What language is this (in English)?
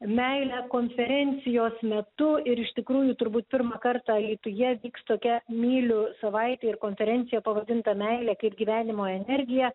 Lithuanian